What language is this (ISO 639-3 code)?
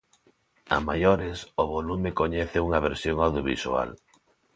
glg